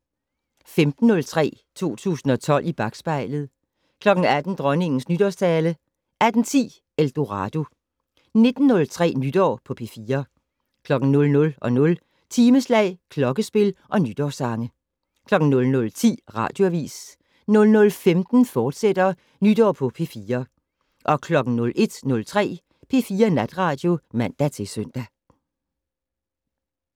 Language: Danish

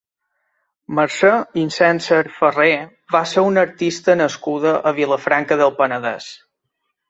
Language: Catalan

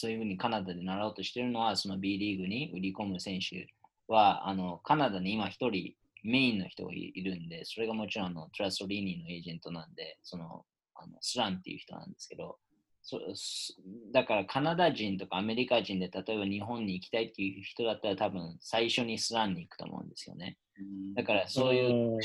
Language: Japanese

